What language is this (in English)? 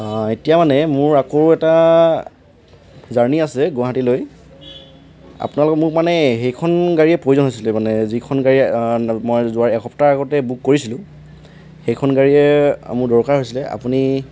Assamese